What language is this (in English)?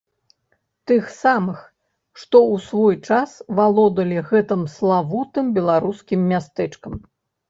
Belarusian